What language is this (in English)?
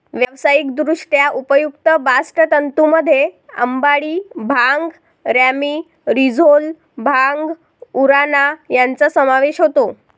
Marathi